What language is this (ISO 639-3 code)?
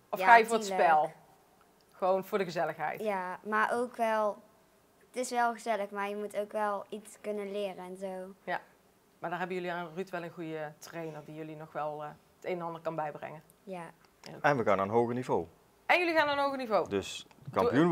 nld